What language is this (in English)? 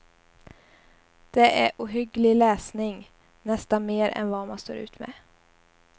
Swedish